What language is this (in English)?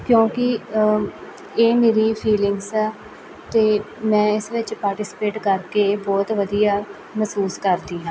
Punjabi